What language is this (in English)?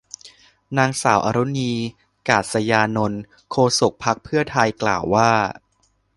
Thai